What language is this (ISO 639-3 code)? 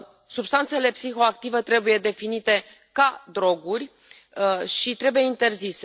ron